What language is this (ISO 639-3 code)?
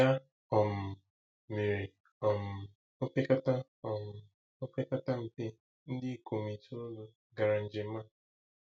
ibo